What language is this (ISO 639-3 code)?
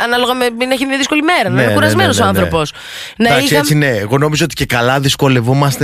ell